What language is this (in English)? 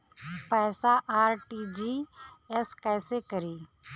Bhojpuri